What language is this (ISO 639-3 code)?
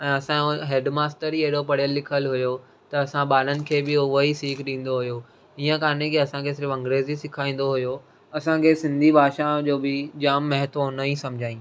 snd